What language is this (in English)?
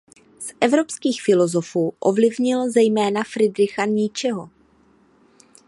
Czech